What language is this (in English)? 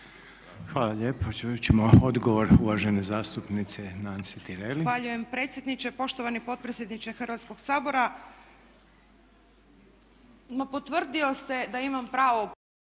Croatian